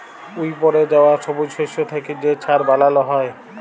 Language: Bangla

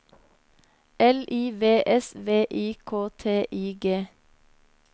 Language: Norwegian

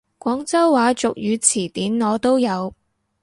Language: Cantonese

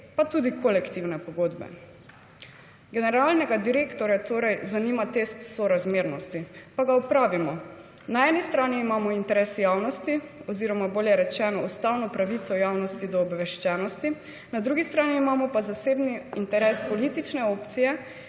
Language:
Slovenian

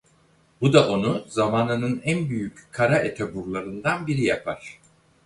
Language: Turkish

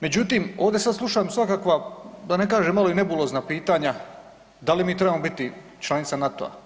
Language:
Croatian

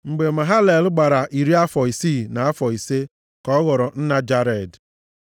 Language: Igbo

